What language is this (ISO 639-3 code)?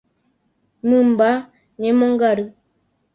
grn